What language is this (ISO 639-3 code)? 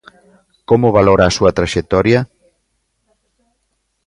glg